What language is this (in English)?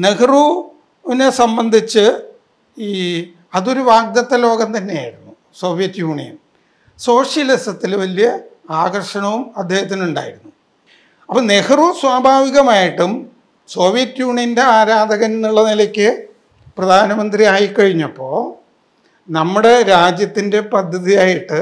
Malayalam